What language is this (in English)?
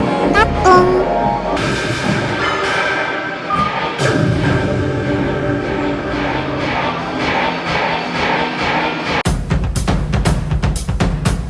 English